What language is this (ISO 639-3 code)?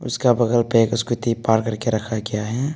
hin